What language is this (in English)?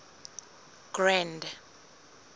Southern Sotho